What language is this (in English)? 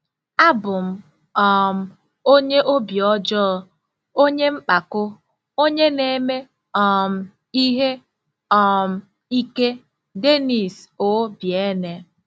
Igbo